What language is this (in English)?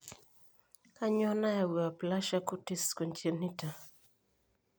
Masai